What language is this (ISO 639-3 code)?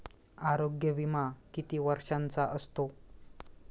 mar